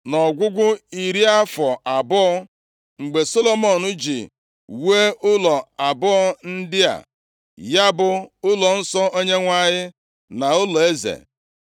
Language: Igbo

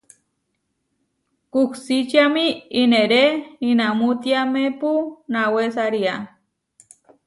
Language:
Huarijio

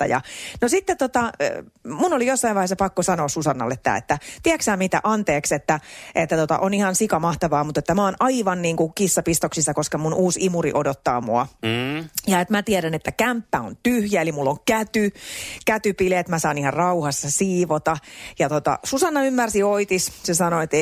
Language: Finnish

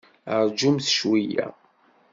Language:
Kabyle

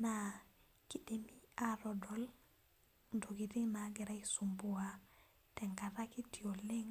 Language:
Masai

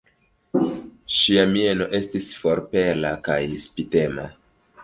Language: Esperanto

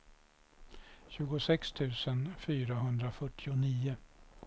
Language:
Swedish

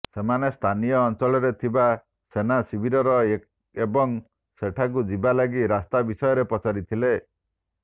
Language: Odia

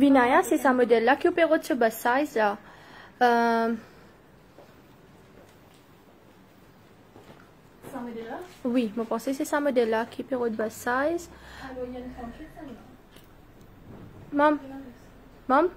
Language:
French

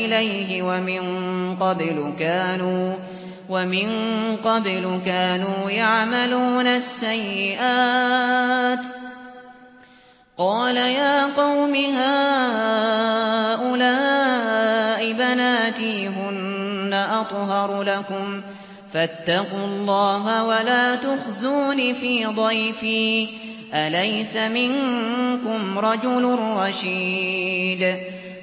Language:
Arabic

